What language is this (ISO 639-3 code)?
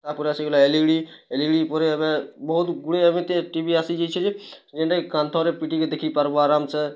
ori